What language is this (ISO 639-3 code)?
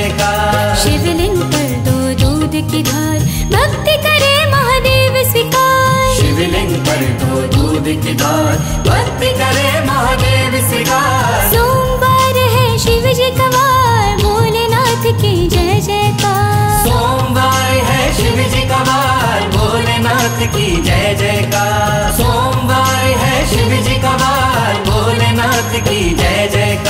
hin